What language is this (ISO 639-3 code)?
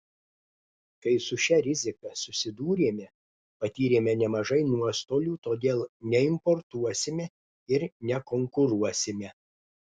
lit